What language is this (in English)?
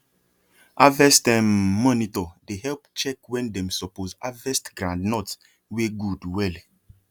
Nigerian Pidgin